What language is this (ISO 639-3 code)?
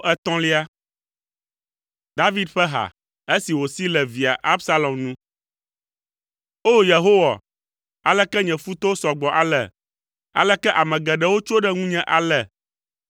ewe